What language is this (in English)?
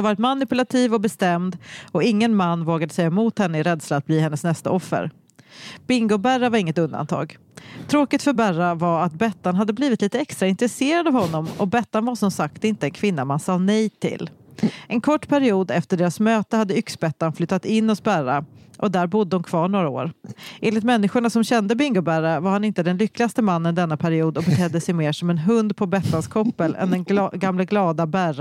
Swedish